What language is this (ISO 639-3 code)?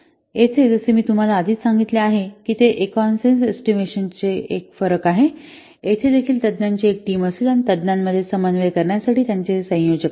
mar